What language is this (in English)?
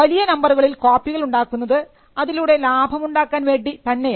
Malayalam